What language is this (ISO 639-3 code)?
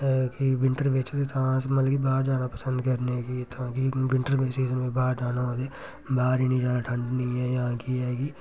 doi